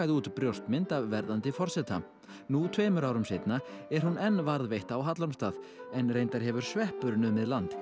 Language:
Icelandic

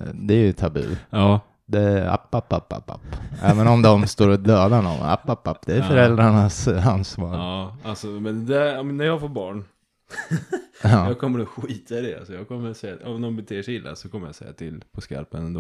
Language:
Swedish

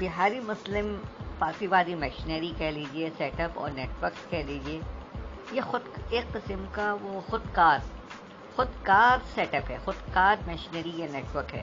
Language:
Urdu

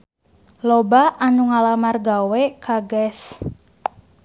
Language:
Sundanese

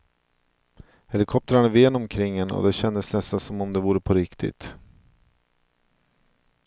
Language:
Swedish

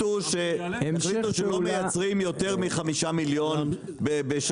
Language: Hebrew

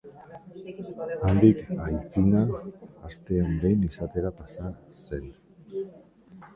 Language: Basque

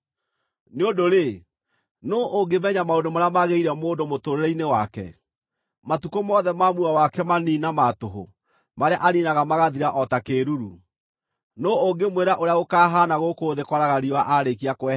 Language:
Kikuyu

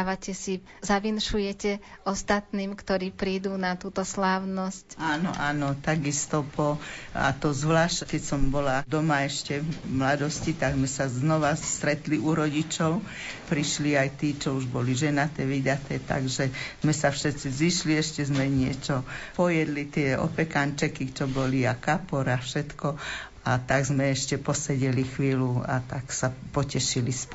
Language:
Slovak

